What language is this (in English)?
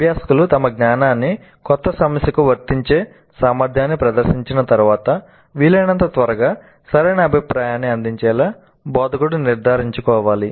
Telugu